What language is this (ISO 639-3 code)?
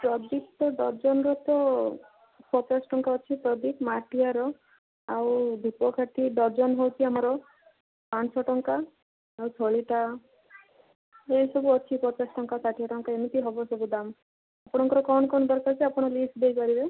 ori